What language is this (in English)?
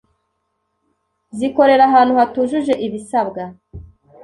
Kinyarwanda